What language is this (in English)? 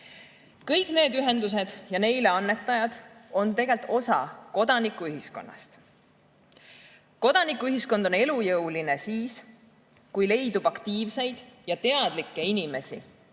Estonian